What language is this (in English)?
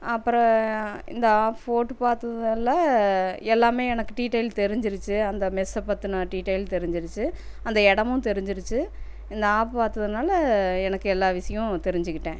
Tamil